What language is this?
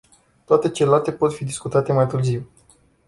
Romanian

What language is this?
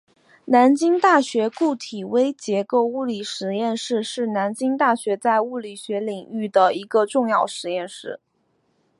Chinese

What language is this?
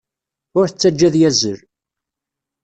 Kabyle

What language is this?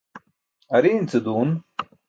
Burushaski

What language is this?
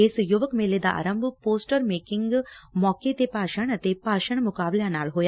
Punjabi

